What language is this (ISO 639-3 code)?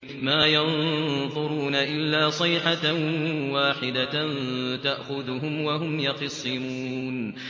ara